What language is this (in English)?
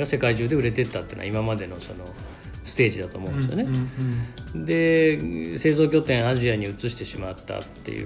Japanese